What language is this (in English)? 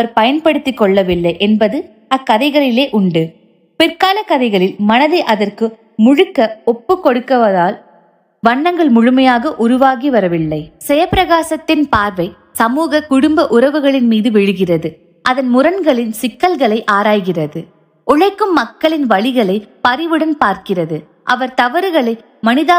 Tamil